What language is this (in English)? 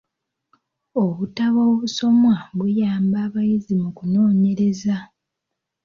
Ganda